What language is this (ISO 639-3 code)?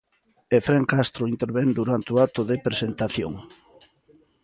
glg